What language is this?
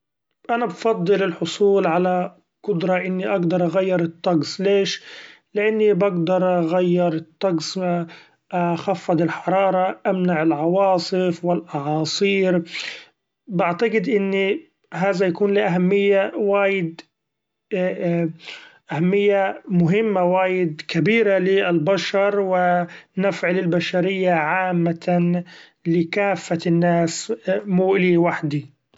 Gulf Arabic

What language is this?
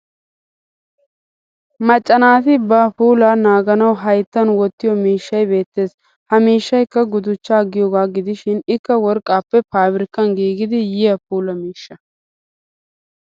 Wolaytta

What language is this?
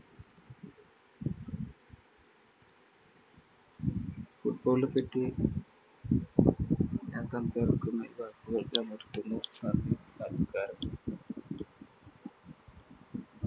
Malayalam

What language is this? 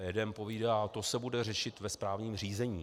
Czech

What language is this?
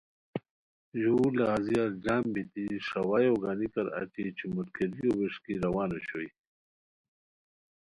Khowar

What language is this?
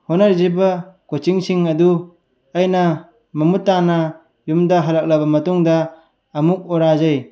Manipuri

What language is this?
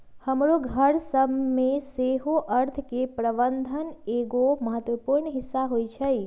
Magahi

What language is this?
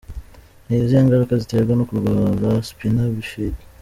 Kinyarwanda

